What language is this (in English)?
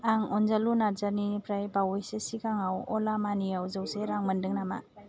Bodo